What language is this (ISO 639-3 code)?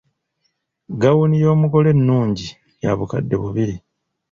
lug